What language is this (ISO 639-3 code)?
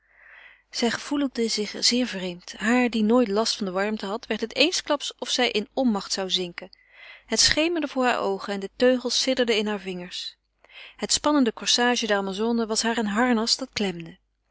nld